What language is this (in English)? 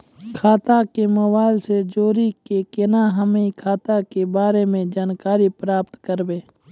Maithili